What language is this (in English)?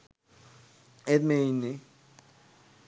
Sinhala